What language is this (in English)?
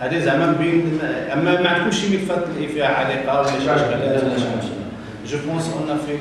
Arabic